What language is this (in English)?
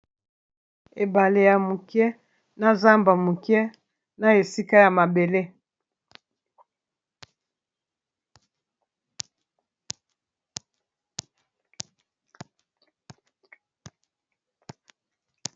Lingala